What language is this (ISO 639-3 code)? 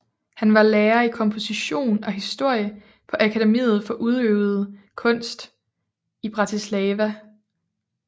dan